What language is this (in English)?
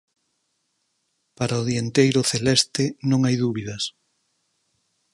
Galician